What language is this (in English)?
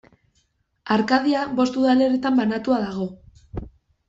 Basque